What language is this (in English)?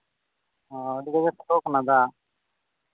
Santali